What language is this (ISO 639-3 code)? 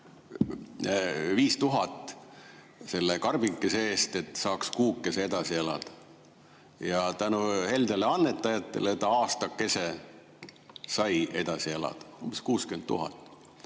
est